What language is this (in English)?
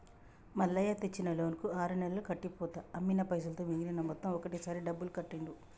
Telugu